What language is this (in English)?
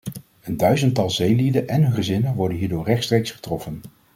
Dutch